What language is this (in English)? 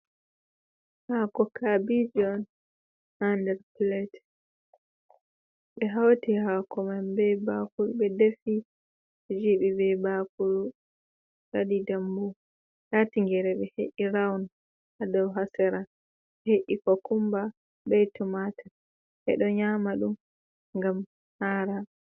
Fula